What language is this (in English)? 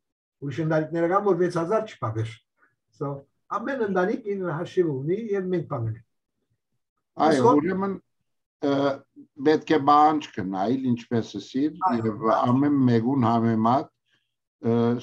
Turkish